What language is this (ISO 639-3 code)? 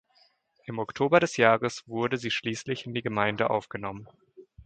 deu